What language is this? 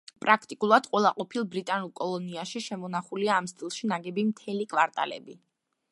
Georgian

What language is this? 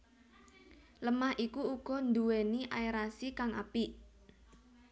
Javanese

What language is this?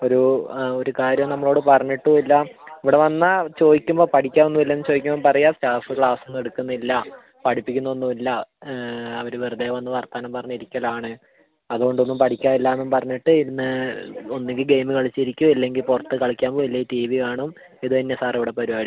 Malayalam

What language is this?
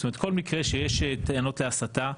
Hebrew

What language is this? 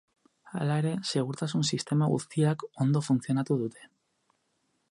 Basque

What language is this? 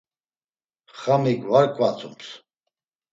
Laz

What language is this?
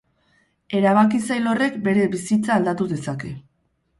Basque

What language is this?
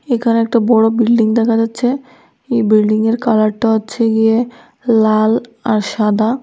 Bangla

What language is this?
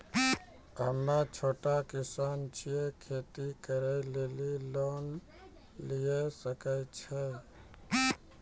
Maithili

